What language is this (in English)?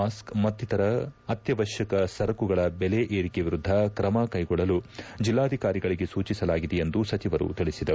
Kannada